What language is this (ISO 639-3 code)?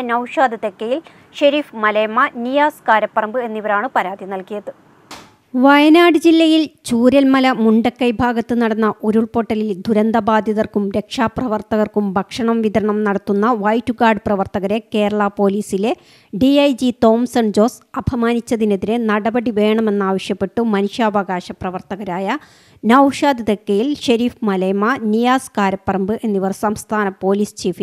mal